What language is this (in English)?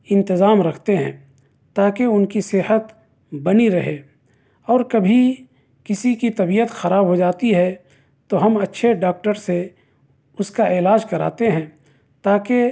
Urdu